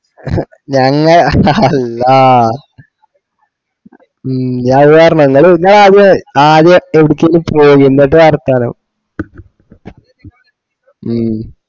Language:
Malayalam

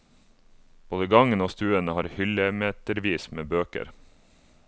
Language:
Norwegian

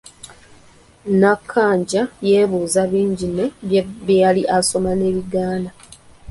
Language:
Ganda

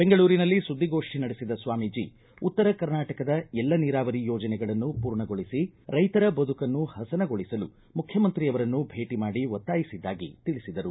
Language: Kannada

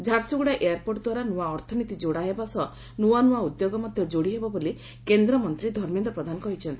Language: Odia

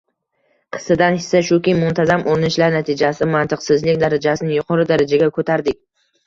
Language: Uzbek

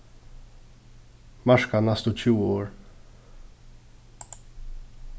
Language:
Faroese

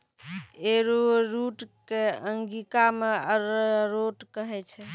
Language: Maithili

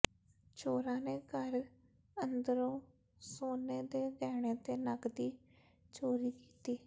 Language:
Punjabi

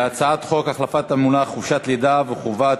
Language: Hebrew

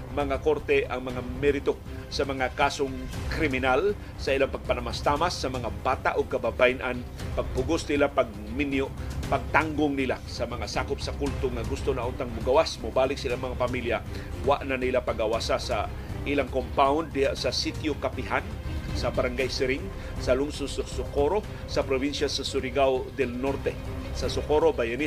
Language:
Filipino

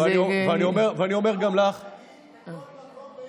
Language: Hebrew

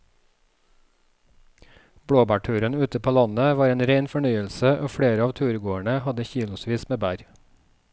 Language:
Norwegian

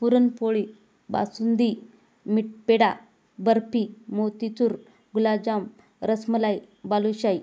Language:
Marathi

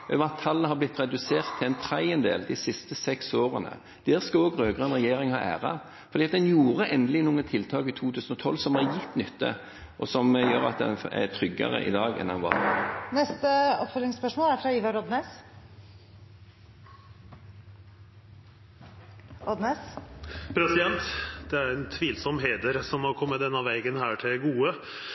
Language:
Norwegian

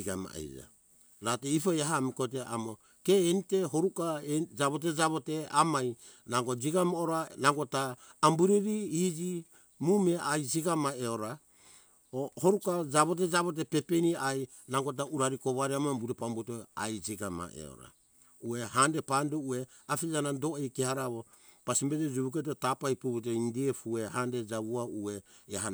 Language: Hunjara-Kaina Ke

